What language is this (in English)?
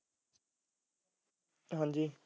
Punjabi